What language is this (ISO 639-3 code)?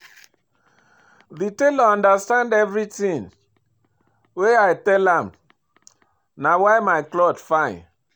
pcm